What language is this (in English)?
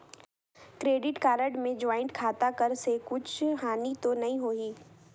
Chhattisgarhi